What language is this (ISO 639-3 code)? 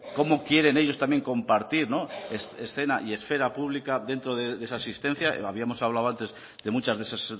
spa